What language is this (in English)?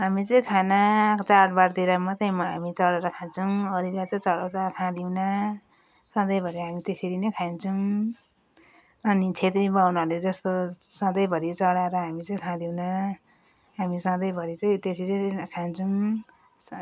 Nepali